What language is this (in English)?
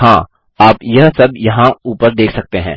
Hindi